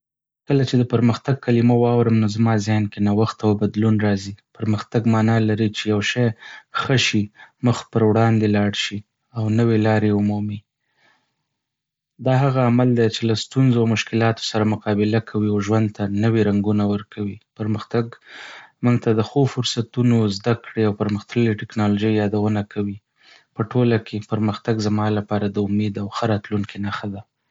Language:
Pashto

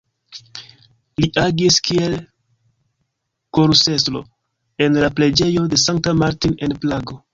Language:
Esperanto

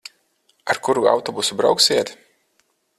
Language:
Latvian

